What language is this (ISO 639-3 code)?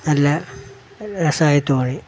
mal